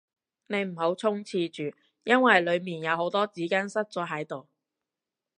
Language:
Cantonese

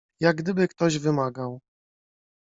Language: Polish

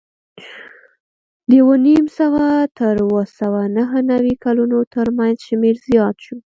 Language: Pashto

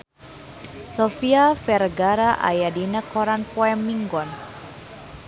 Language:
Sundanese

